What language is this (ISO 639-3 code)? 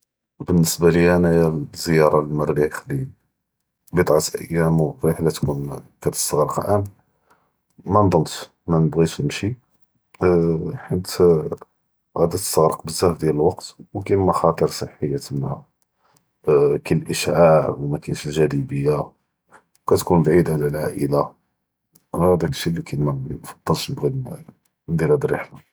jrb